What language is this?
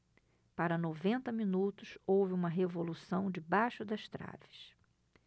Portuguese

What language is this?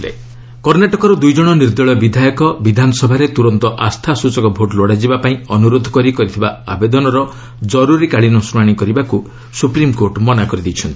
Odia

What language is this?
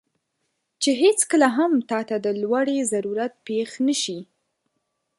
Pashto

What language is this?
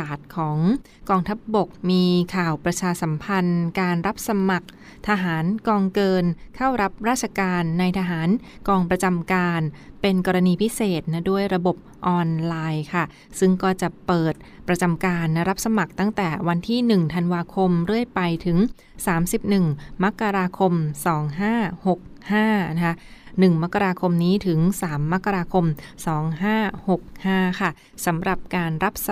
Thai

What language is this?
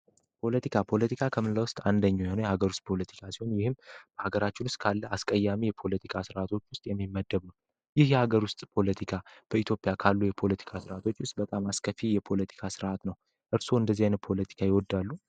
Amharic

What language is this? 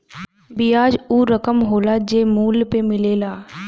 Bhojpuri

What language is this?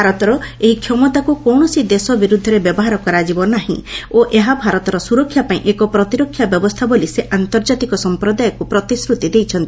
Odia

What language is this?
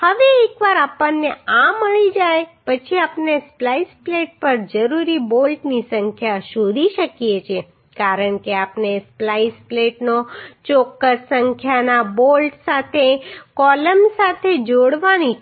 Gujarati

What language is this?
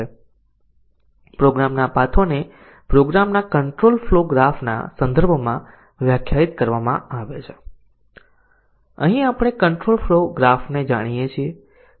Gujarati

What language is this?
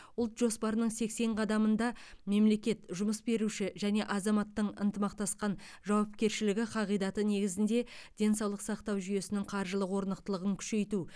Kazakh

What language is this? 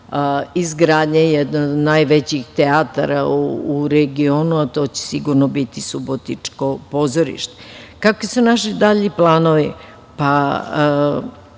Serbian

